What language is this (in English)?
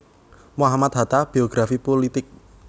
Javanese